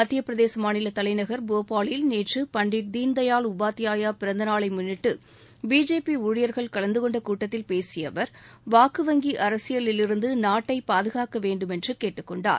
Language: Tamil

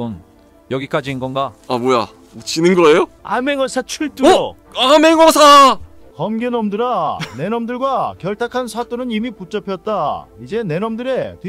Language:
Korean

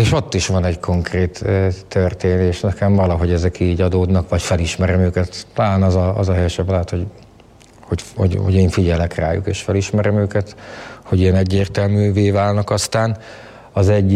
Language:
Hungarian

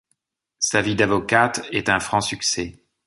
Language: French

